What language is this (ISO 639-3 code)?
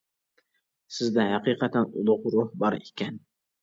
uig